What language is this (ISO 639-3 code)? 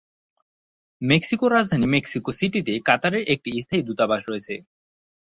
ben